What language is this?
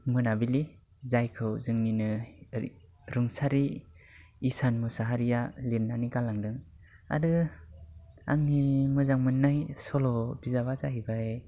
Bodo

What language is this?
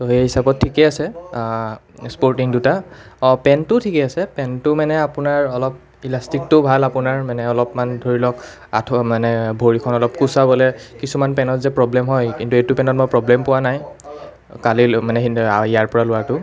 Assamese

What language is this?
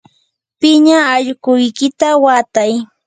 Yanahuanca Pasco Quechua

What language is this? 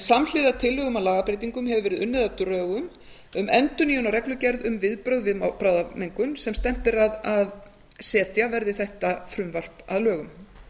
Icelandic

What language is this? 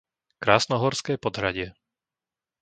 Slovak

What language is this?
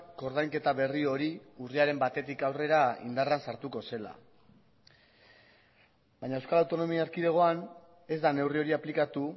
Basque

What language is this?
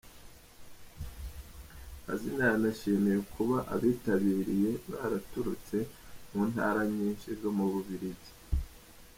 Kinyarwanda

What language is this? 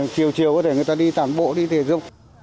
Vietnamese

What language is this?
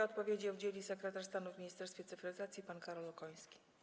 Polish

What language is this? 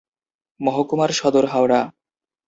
Bangla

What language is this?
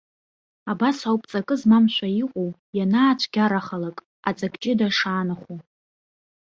Abkhazian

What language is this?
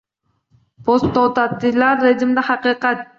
Uzbek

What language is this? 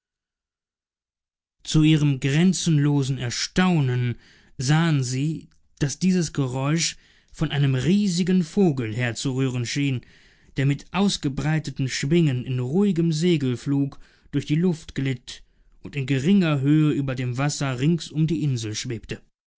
German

